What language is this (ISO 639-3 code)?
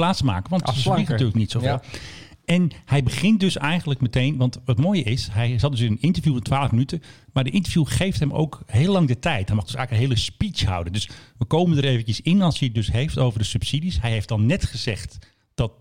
nld